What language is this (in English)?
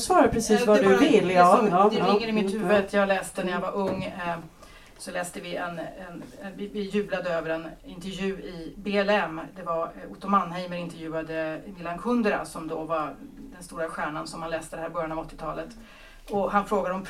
Swedish